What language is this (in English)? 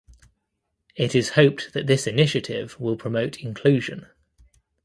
English